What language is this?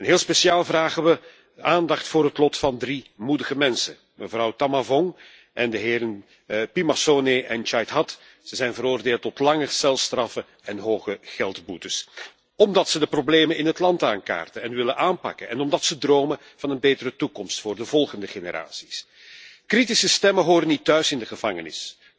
Dutch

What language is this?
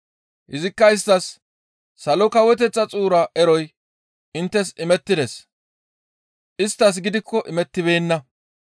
Gamo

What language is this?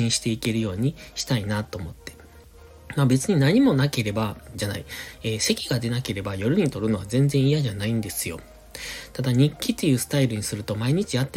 Japanese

